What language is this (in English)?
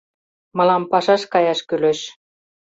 Mari